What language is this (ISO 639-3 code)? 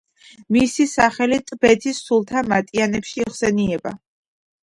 kat